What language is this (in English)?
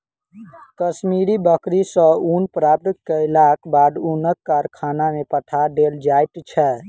Maithili